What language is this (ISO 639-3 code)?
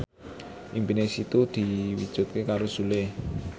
jav